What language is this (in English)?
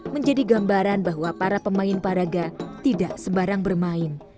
Indonesian